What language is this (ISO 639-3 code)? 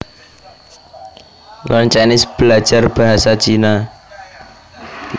jav